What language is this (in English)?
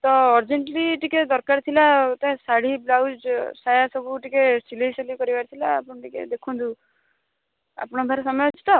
Odia